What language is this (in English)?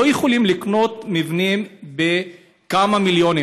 Hebrew